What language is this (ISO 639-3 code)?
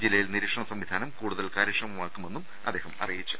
mal